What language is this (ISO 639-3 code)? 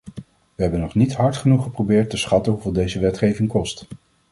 nld